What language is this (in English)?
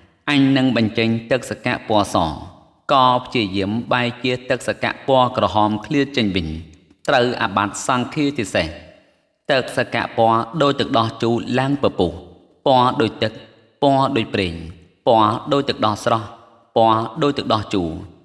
Thai